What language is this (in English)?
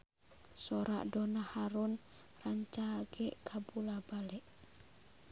Sundanese